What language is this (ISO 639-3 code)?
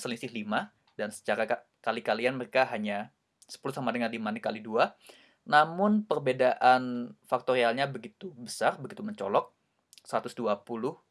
ind